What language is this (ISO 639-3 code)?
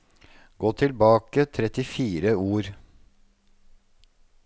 nor